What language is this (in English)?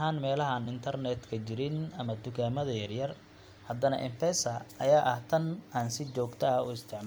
Somali